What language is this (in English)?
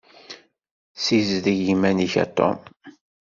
Kabyle